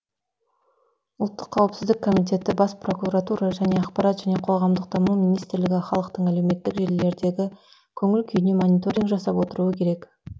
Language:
Kazakh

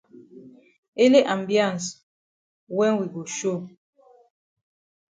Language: Cameroon Pidgin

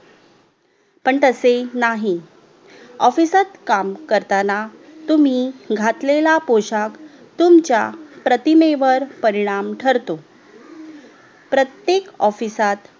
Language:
Marathi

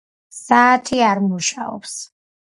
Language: Georgian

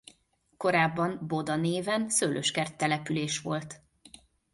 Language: Hungarian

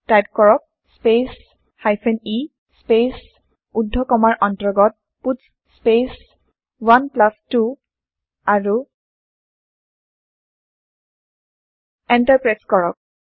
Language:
Assamese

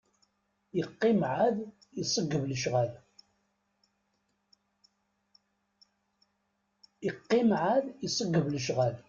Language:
Kabyle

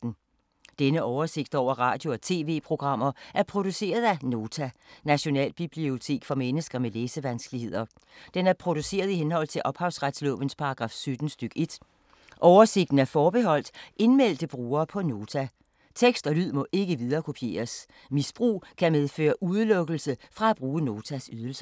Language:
Danish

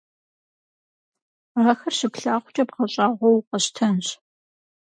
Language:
Kabardian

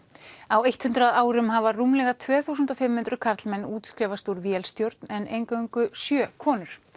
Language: Icelandic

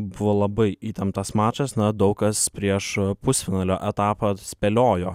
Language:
Lithuanian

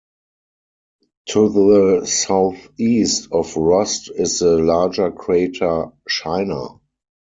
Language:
English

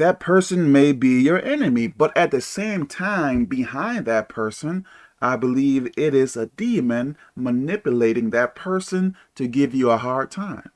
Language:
English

